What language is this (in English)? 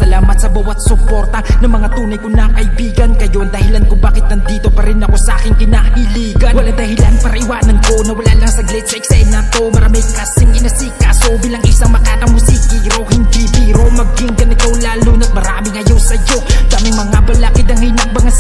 Filipino